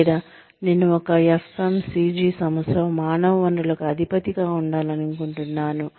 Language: Telugu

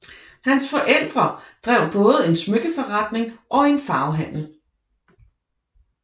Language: Danish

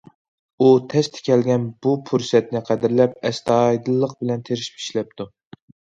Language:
Uyghur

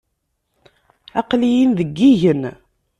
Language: Kabyle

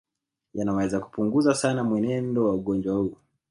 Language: Swahili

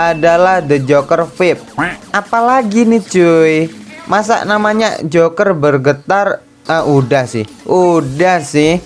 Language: Indonesian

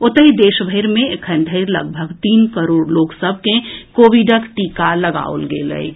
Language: Maithili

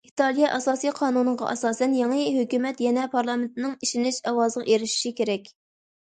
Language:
Uyghur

